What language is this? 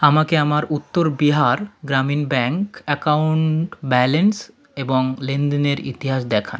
Bangla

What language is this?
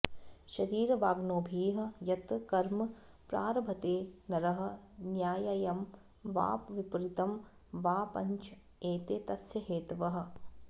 Sanskrit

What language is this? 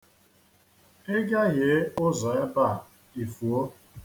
Igbo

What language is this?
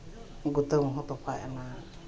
Santali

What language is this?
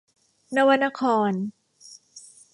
Thai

